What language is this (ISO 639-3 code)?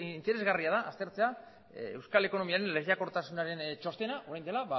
eus